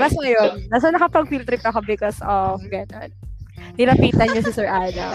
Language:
Filipino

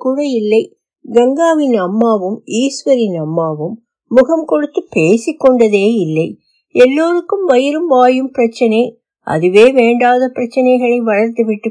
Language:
Tamil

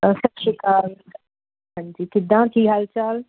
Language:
Punjabi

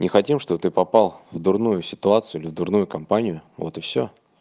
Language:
Russian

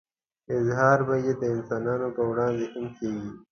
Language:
Pashto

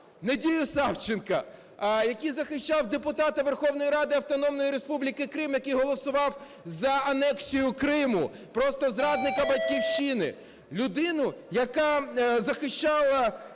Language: Ukrainian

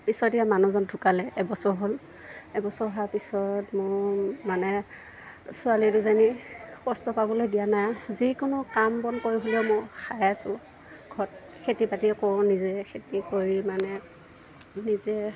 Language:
Assamese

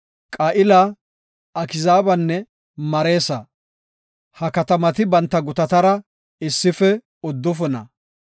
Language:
Gofa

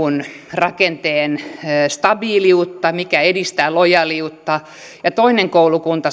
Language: Finnish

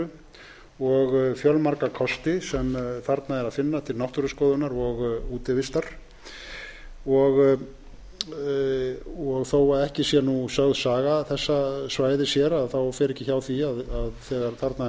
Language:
Icelandic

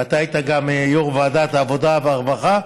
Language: Hebrew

